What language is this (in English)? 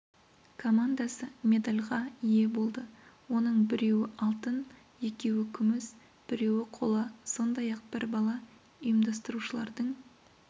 Kazakh